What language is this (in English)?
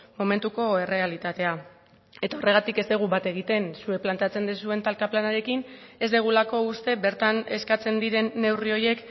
Basque